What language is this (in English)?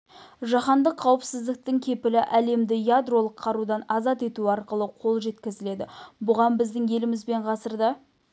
Kazakh